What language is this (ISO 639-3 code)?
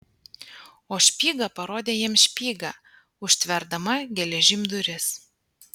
lit